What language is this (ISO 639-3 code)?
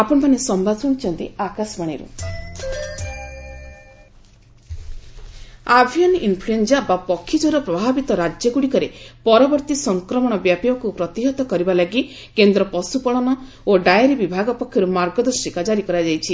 ori